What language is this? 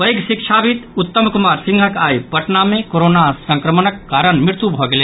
Maithili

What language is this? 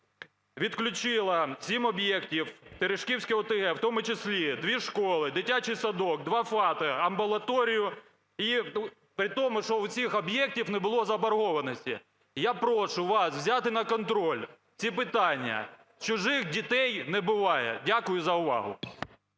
Ukrainian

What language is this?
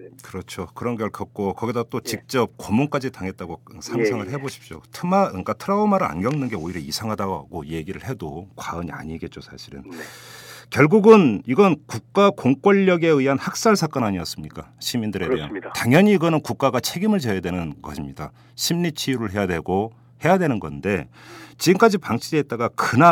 Korean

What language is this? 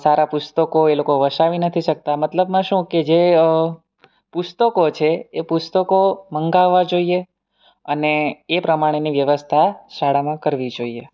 Gujarati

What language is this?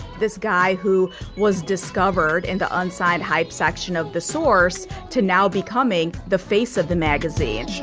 English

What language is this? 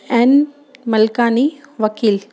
Sindhi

